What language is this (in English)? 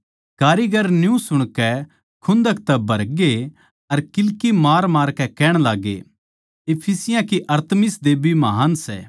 Haryanvi